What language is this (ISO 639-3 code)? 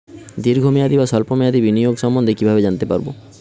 ben